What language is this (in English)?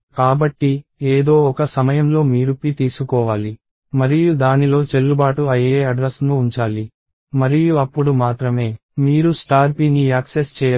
Telugu